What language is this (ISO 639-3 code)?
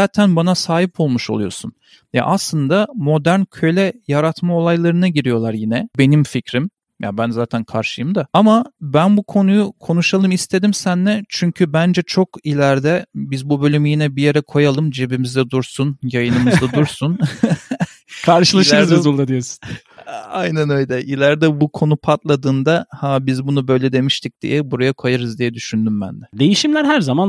tur